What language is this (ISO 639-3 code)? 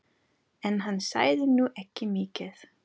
isl